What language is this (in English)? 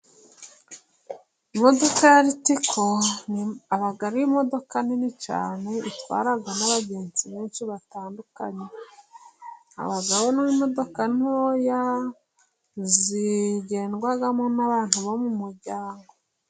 Kinyarwanda